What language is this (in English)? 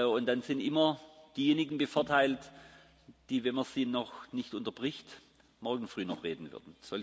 German